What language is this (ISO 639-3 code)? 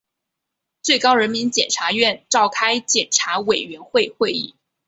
zho